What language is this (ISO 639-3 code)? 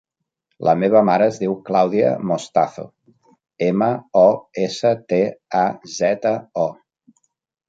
cat